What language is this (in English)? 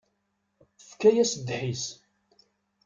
Kabyle